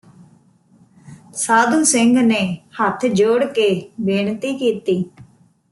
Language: Punjabi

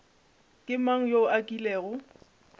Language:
Northern Sotho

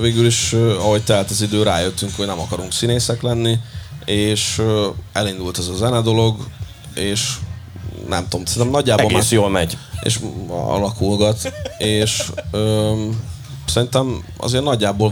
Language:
Hungarian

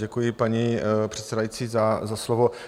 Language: Czech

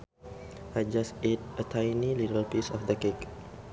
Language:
Sundanese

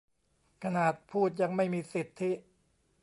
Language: Thai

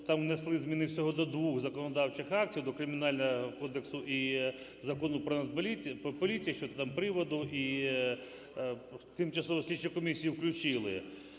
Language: Ukrainian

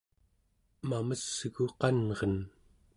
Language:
Central Yupik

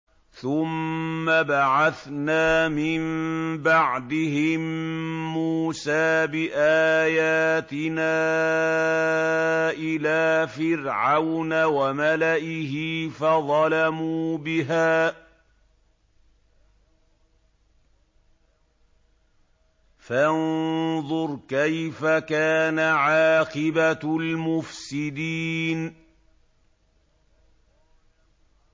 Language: Arabic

